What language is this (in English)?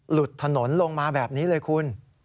Thai